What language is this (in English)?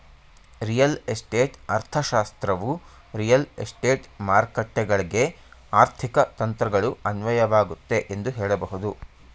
Kannada